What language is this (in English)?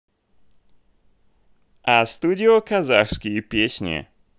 Russian